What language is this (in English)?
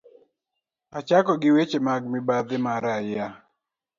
Luo (Kenya and Tanzania)